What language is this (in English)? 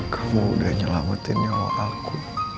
Indonesian